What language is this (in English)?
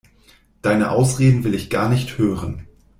German